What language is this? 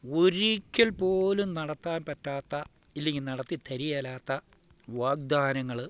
Malayalam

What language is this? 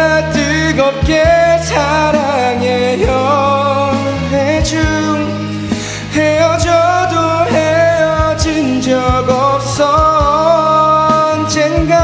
Korean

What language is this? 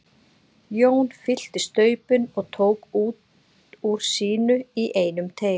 Icelandic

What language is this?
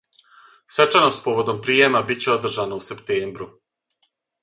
Serbian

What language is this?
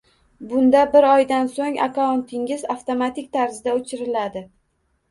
Uzbek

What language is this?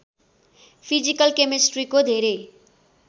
Nepali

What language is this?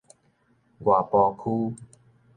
Min Nan Chinese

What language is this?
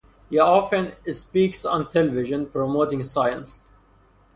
English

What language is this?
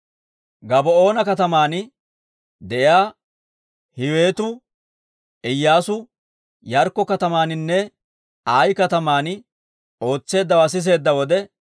Dawro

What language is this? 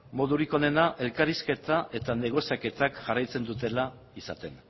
Basque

